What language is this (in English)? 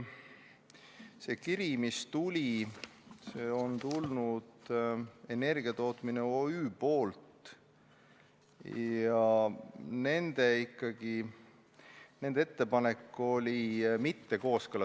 Estonian